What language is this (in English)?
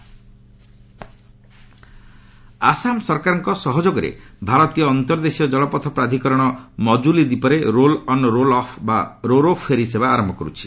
Odia